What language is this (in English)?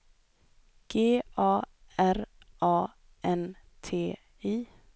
Swedish